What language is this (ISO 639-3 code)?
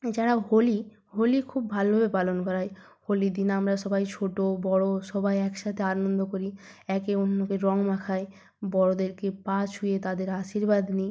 ben